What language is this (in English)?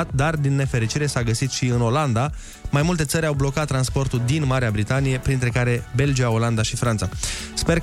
Romanian